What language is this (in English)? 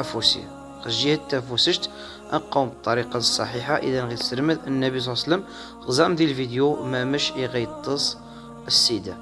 Arabic